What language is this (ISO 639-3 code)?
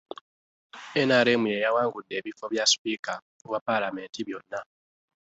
lug